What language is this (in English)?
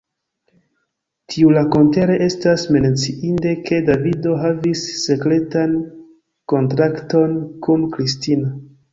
Esperanto